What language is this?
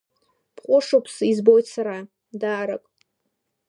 Abkhazian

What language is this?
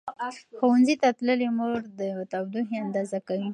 Pashto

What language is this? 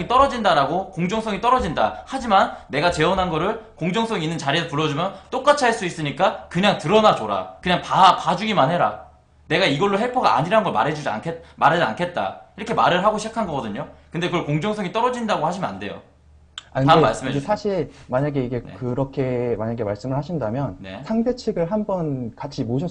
Korean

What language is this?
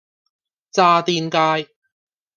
Cantonese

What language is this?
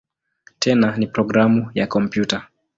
Swahili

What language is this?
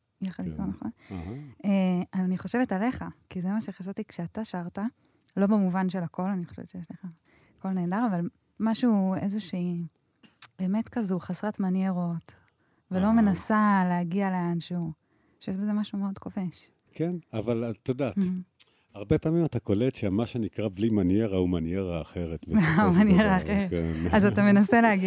Hebrew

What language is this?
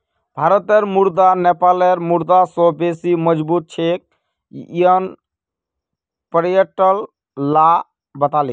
Magahi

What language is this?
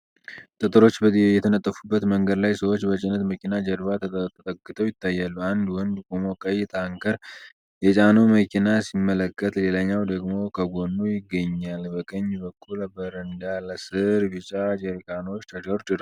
Amharic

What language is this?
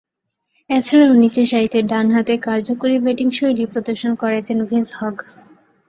Bangla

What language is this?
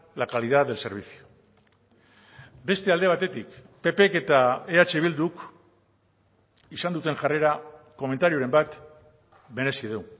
Basque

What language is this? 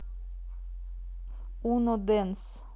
Russian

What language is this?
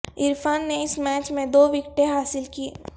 Urdu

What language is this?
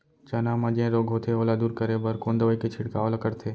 Chhattisgarhi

